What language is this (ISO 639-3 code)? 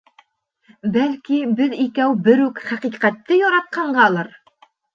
bak